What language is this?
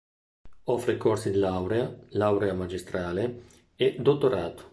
Italian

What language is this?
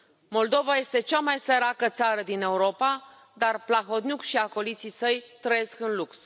Romanian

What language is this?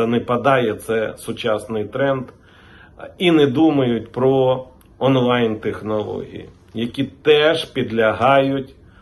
Ukrainian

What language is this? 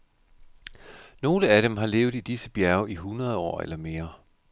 Danish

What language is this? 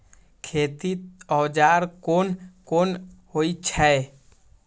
Maithili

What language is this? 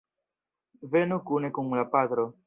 Esperanto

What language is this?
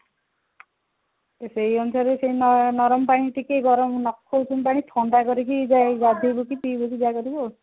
Odia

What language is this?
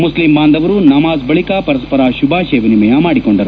Kannada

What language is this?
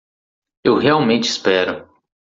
Portuguese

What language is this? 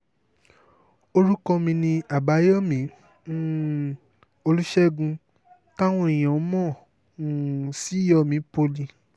Yoruba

